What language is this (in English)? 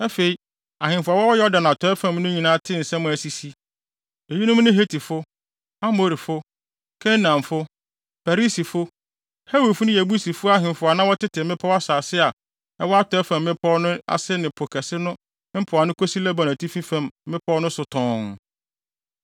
Akan